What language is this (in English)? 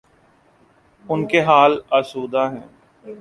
Urdu